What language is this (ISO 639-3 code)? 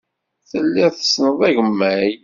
kab